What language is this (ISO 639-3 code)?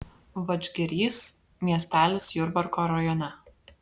lit